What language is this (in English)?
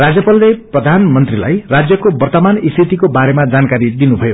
Nepali